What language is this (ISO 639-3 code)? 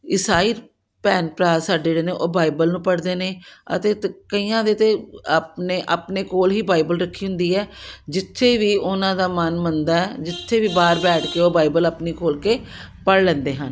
pan